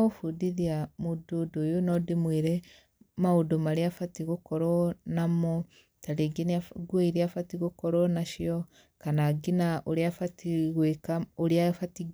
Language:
Kikuyu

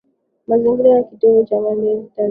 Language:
Swahili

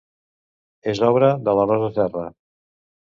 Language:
Catalan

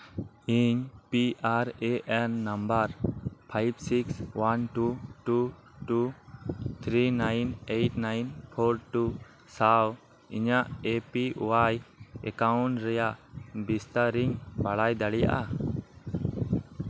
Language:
Santali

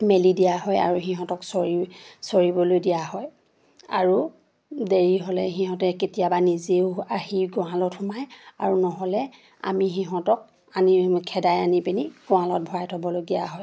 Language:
Assamese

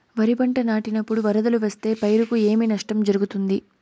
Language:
Telugu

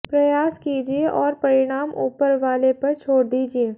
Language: Hindi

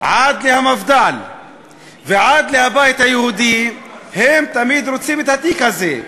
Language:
Hebrew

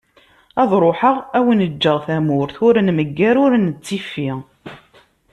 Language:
Kabyle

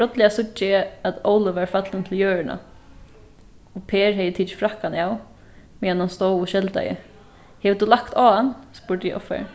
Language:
Faroese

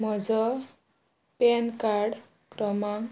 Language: Konkani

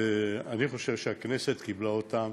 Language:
Hebrew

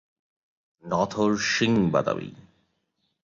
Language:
Bangla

